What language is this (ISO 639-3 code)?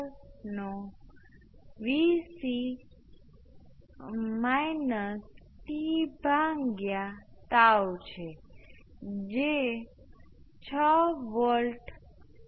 guj